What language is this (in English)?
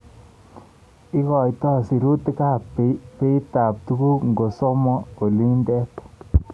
Kalenjin